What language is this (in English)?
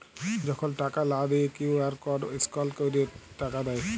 Bangla